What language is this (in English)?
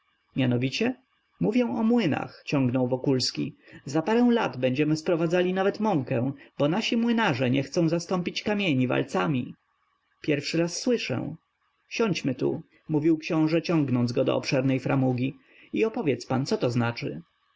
Polish